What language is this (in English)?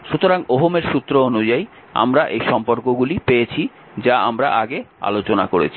Bangla